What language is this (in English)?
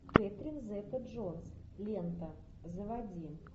Russian